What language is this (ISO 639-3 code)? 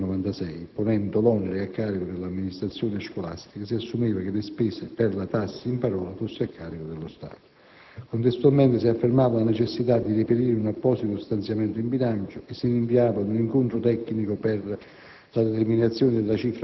ita